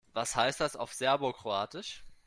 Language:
German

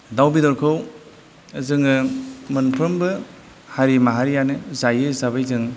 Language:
Bodo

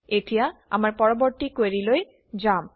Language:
Assamese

